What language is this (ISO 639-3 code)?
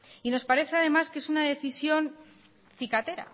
spa